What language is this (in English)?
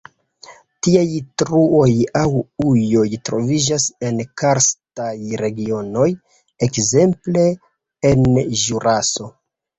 Esperanto